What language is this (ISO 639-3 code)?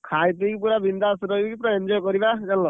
ori